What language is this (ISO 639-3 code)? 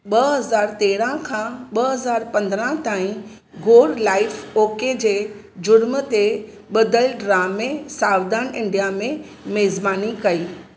snd